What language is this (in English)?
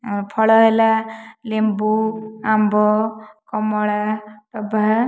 Odia